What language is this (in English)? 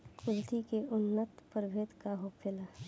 Bhojpuri